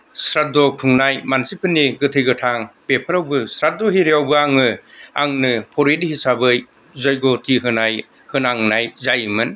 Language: Bodo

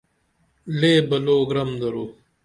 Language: Dameli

